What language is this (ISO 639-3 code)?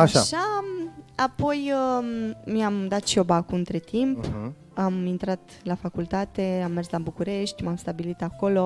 ron